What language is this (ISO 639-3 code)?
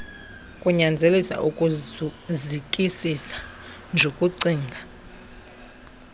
xho